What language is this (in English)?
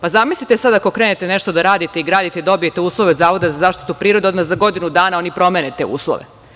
Serbian